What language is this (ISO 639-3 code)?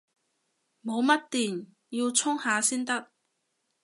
yue